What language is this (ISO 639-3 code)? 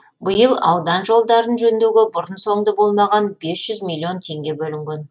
kaz